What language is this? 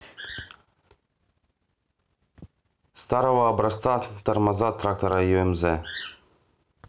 Russian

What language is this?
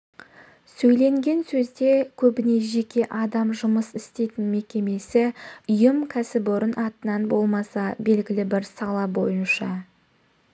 Kazakh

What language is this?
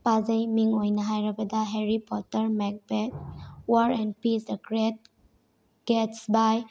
Manipuri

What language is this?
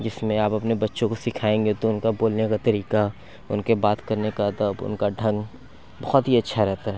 Urdu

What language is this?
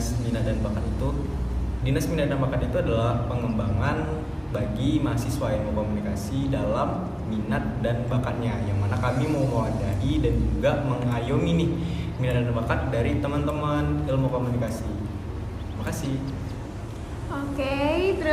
Indonesian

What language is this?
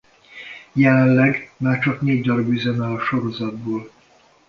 Hungarian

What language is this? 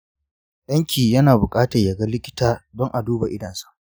Hausa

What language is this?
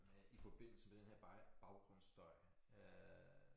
Danish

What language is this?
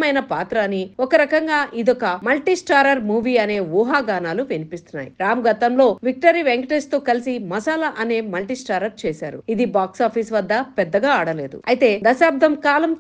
Telugu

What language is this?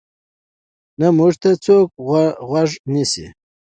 Pashto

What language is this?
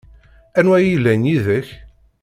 Kabyle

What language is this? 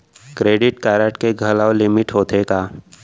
Chhattisgarhi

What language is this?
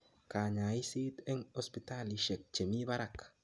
Kalenjin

